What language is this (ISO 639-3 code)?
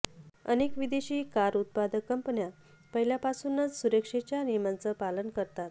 mar